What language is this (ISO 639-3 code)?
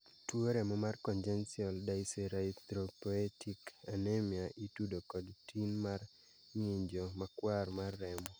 luo